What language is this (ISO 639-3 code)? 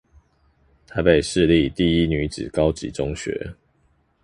zho